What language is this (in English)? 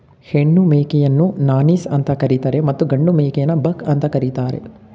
Kannada